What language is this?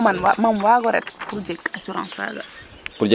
Serer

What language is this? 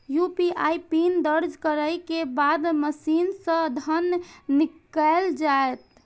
Maithili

